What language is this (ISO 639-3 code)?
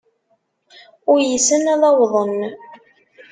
kab